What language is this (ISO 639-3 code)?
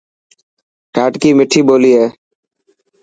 mki